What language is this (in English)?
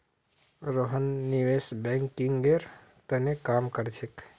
Magahi